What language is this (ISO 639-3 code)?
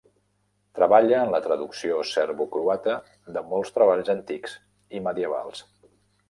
cat